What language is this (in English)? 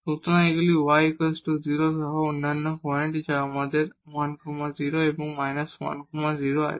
Bangla